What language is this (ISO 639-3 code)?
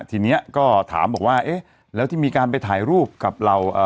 tha